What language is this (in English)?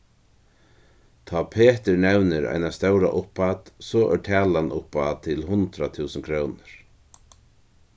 Faroese